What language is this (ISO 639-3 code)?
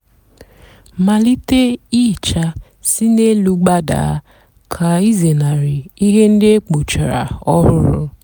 ibo